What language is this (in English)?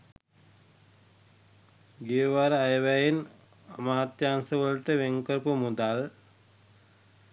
Sinhala